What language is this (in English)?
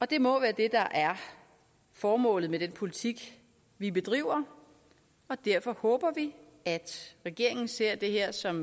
Danish